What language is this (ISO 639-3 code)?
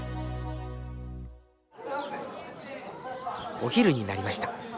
jpn